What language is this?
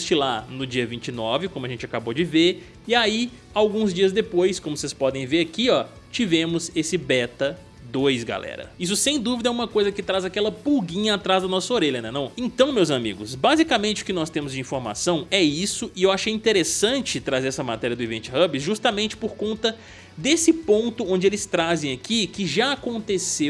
Portuguese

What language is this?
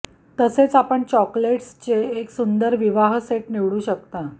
Marathi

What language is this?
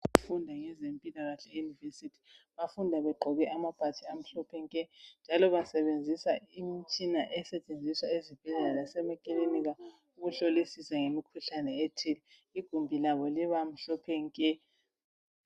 North Ndebele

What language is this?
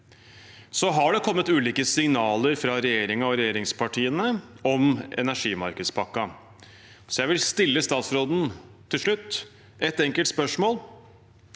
Norwegian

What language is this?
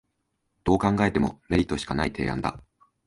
Japanese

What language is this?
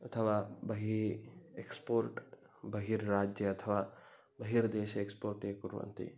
Sanskrit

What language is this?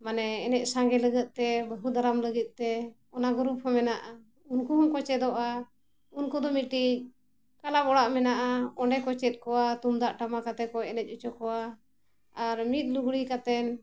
Santali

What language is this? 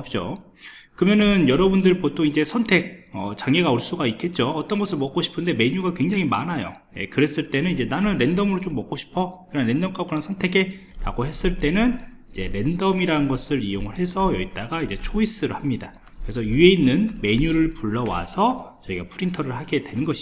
Korean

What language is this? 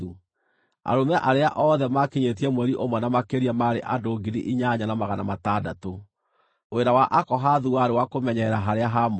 Kikuyu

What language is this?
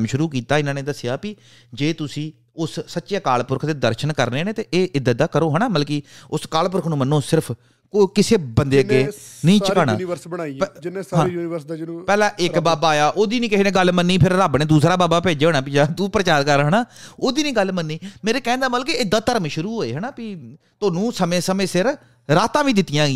Punjabi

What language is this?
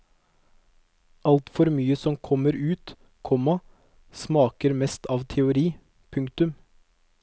Norwegian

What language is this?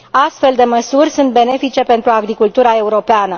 Romanian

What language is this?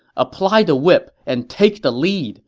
English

